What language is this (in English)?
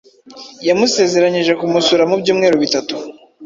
Kinyarwanda